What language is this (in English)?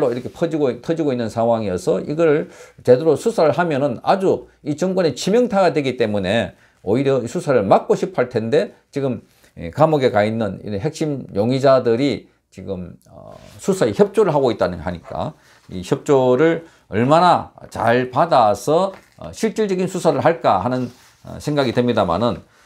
Korean